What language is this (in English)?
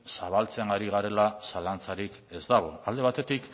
Basque